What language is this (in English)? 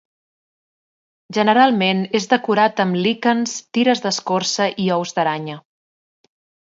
Catalan